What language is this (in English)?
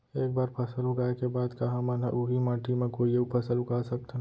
Chhattisgarhi